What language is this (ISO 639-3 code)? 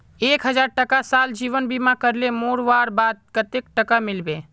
mag